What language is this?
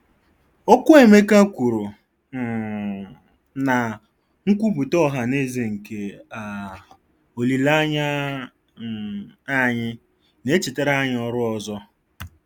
Igbo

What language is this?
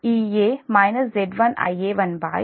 Telugu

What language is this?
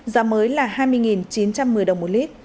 Vietnamese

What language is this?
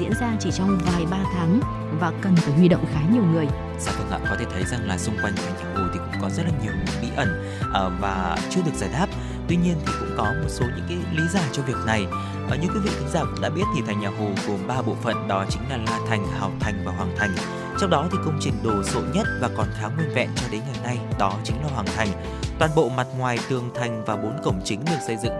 Vietnamese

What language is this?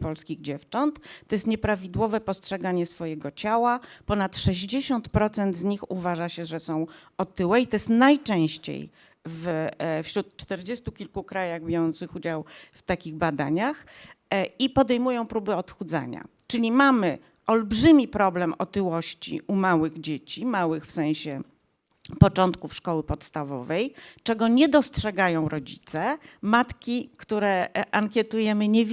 Polish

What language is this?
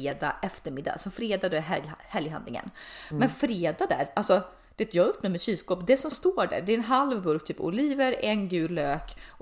Swedish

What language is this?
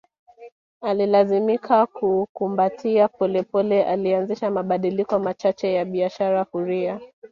Swahili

